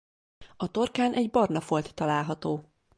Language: Hungarian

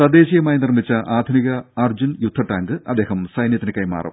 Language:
Malayalam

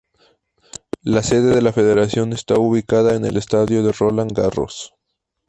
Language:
Spanish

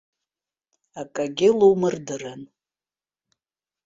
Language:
Abkhazian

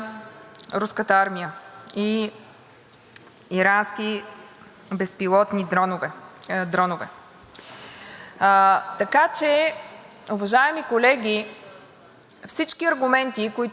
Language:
Bulgarian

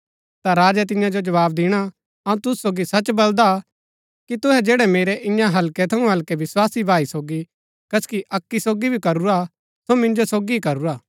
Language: Gaddi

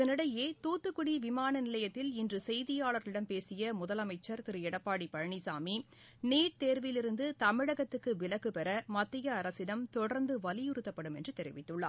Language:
Tamil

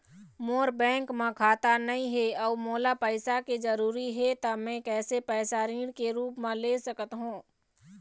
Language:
Chhattisgarhi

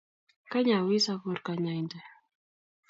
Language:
Kalenjin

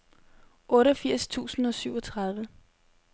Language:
Danish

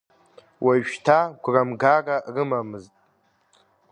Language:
Abkhazian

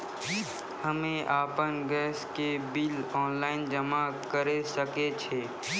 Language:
Maithili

